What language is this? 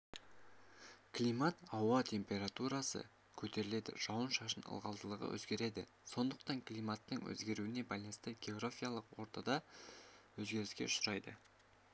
Kazakh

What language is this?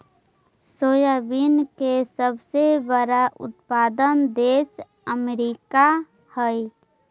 Magahi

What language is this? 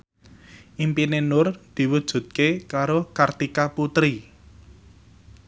Javanese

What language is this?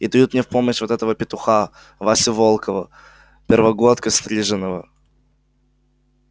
Russian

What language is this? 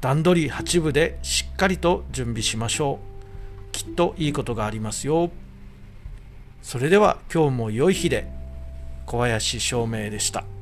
Japanese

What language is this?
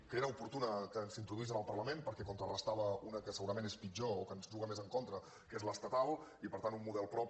Catalan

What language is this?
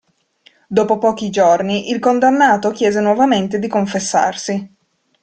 Italian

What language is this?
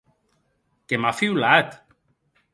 Occitan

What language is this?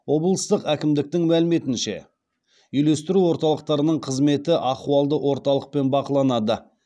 Kazakh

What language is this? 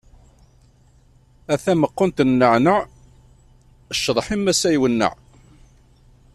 Kabyle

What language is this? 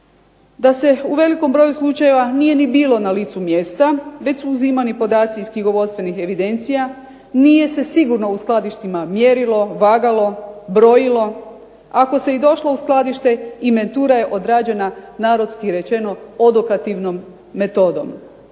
Croatian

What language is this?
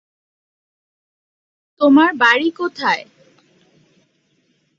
Bangla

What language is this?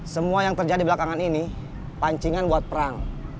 Indonesian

